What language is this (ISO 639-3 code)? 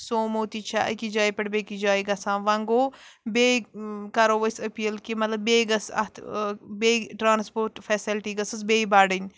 kas